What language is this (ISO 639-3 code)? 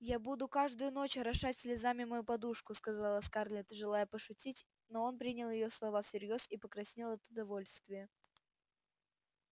rus